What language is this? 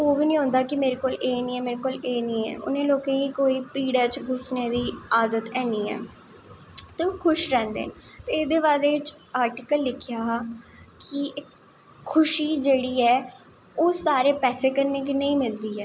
Dogri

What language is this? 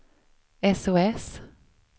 Swedish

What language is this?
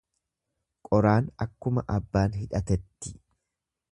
Oromo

